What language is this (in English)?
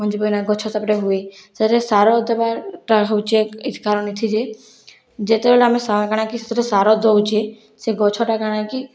Odia